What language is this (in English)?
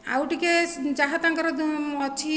Odia